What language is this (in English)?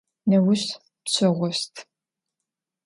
Adyghe